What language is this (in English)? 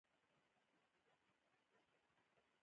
Pashto